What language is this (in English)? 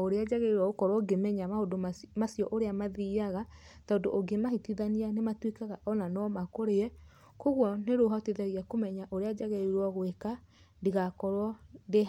Kikuyu